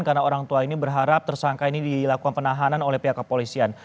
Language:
Indonesian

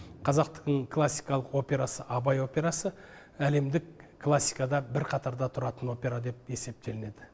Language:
Kazakh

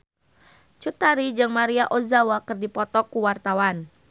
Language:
Sundanese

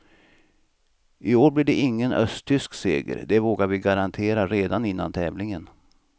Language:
Swedish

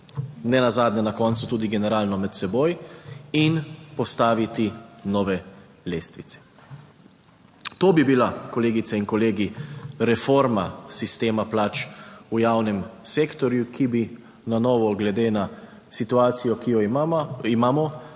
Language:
Slovenian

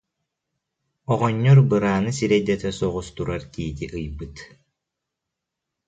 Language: Yakut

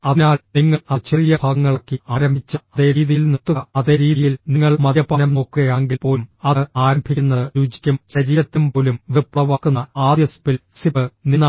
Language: Malayalam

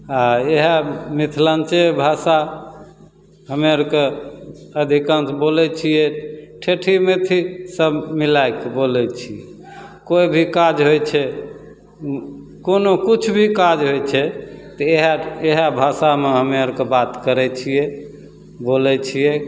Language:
Maithili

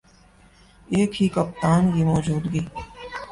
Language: Urdu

